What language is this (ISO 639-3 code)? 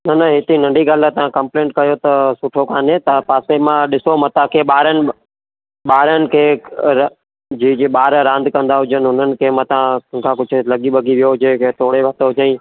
snd